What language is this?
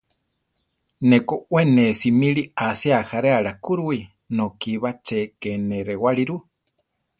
Central Tarahumara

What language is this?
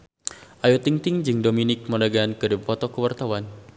Sundanese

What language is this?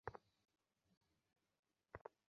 Bangla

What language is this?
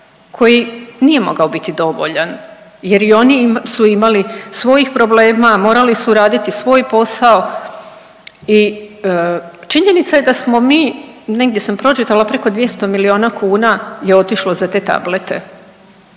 Croatian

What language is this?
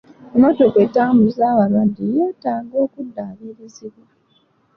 Ganda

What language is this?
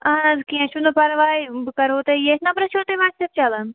Kashmiri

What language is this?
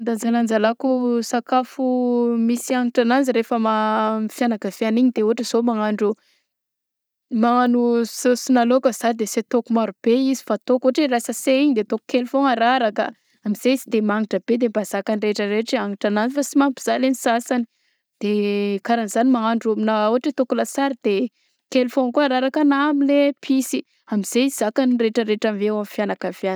Southern Betsimisaraka Malagasy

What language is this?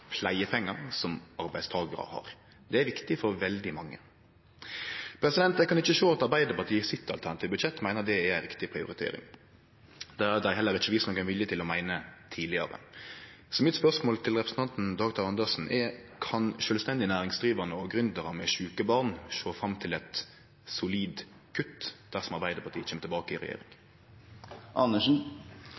Norwegian Nynorsk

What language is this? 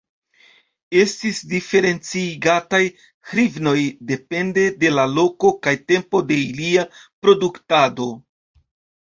Esperanto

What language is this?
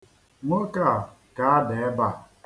Igbo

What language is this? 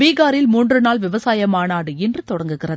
Tamil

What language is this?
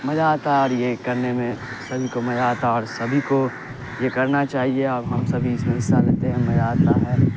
Urdu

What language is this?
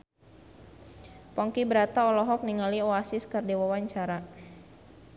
Sundanese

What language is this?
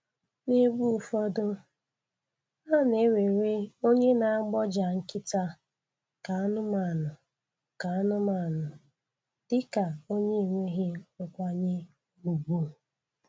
Igbo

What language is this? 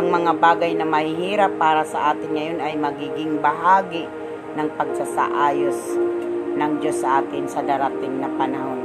Filipino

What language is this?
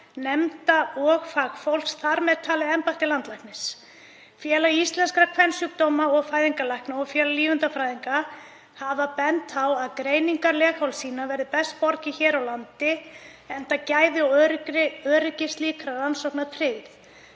Icelandic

